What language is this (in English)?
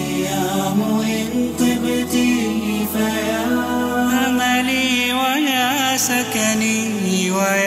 Arabic